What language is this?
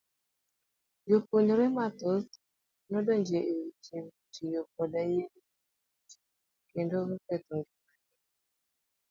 Luo (Kenya and Tanzania)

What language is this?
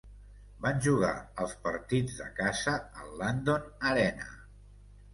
Catalan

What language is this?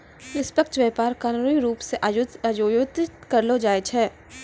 Maithili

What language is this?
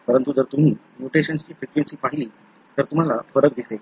Marathi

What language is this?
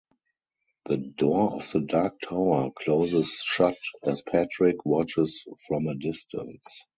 English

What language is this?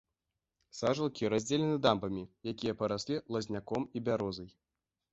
Belarusian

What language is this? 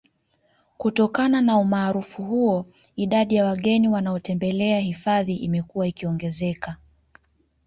Swahili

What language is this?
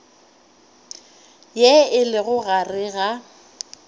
Northern Sotho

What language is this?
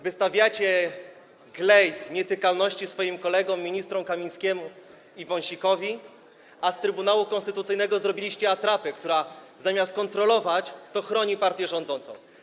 Polish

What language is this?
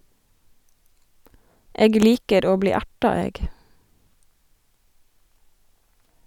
Norwegian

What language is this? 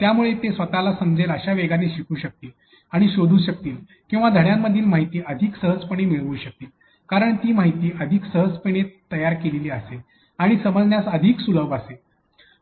Marathi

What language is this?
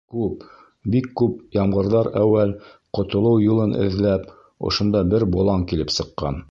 Bashkir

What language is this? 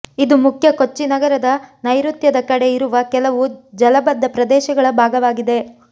Kannada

